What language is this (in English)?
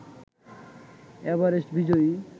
Bangla